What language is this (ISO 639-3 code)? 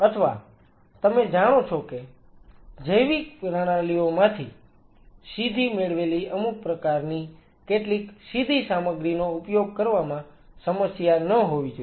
guj